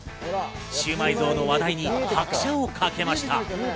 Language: Japanese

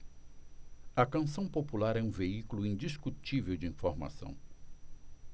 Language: Portuguese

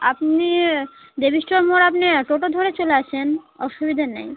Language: Bangla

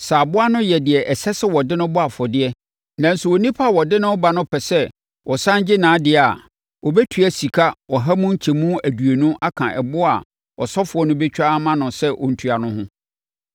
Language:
Akan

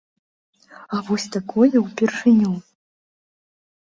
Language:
Belarusian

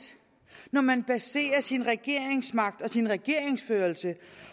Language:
Danish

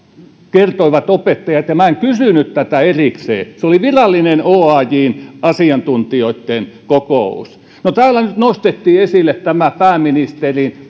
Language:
Finnish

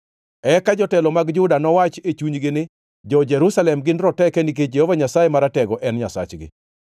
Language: Luo (Kenya and Tanzania)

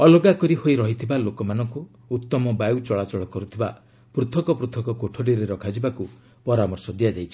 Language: Odia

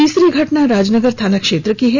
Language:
Hindi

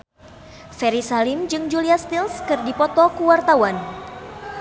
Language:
Sundanese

